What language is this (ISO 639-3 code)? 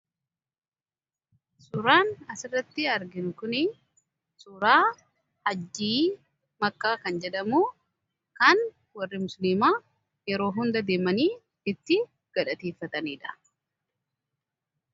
orm